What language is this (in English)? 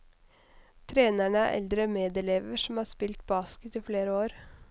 Norwegian